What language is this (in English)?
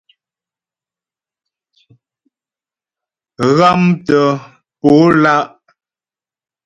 Ghomala